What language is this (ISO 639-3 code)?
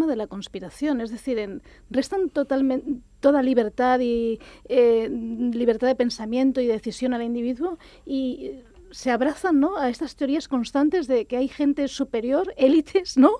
spa